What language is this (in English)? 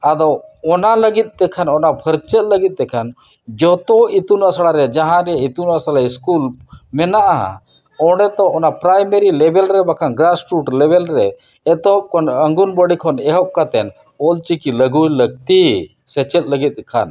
Santali